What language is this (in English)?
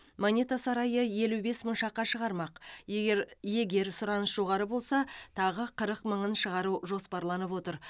Kazakh